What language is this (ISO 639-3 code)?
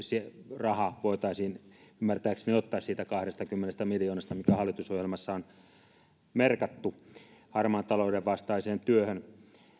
fin